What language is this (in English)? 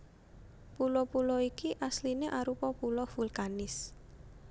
Javanese